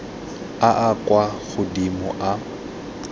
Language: Tswana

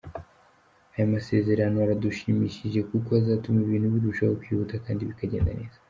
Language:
Kinyarwanda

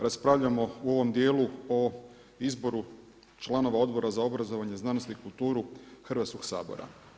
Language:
Croatian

